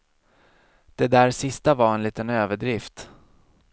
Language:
Swedish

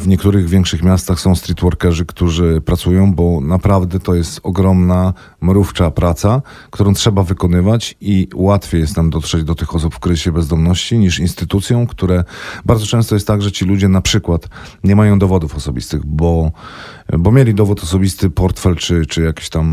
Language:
Polish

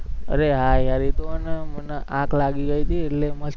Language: Gujarati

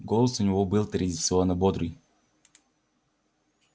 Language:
Russian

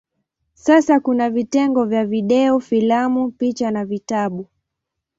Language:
Swahili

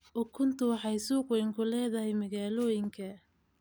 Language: Somali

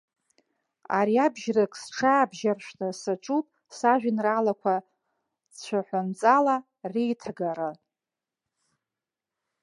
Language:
Abkhazian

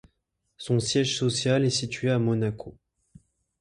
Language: French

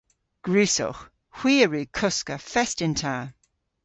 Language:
Cornish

